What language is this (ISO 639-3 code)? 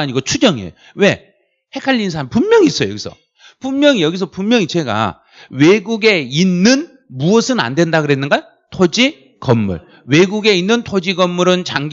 kor